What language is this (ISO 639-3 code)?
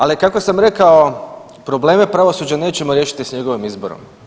hrv